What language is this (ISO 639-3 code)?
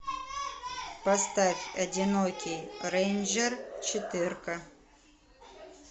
rus